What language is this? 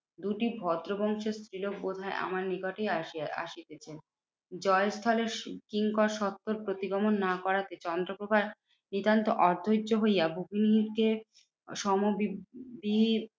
Bangla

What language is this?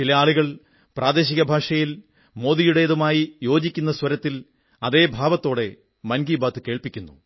Malayalam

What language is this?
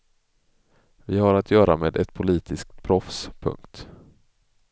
Swedish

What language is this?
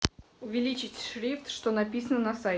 Russian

